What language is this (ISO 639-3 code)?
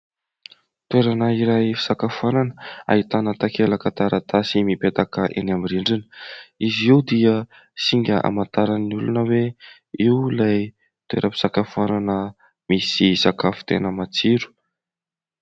mlg